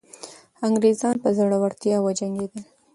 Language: Pashto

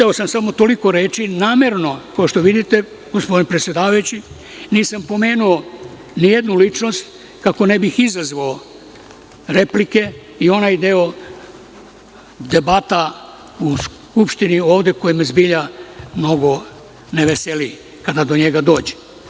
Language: Serbian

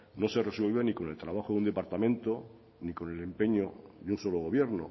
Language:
Spanish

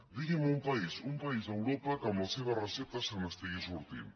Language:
Catalan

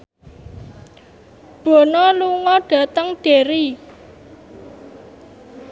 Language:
Javanese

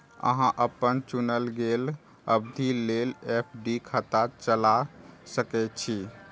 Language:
Maithili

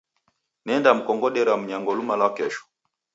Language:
Taita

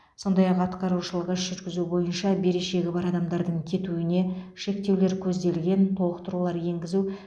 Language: Kazakh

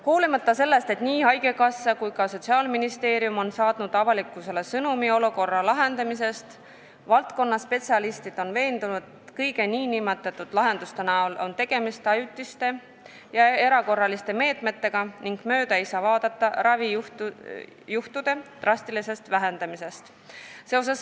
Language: Estonian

